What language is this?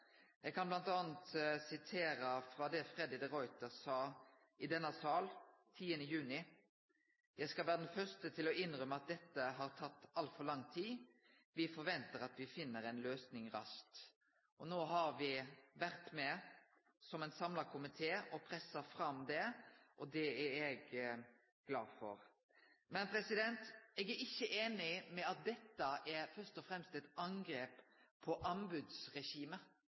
Norwegian Nynorsk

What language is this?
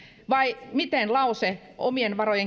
Finnish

